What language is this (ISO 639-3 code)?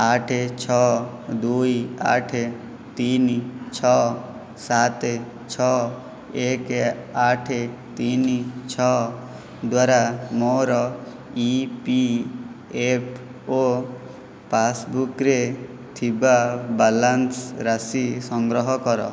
ori